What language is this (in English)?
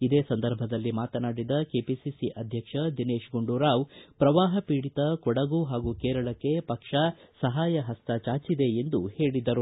Kannada